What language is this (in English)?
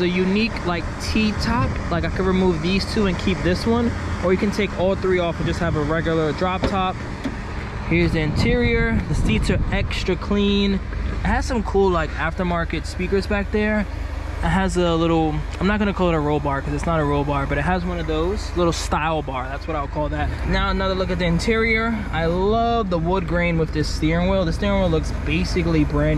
English